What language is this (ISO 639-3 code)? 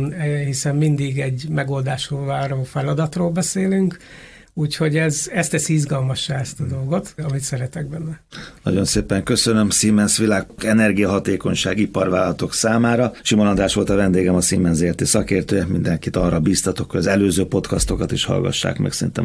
hun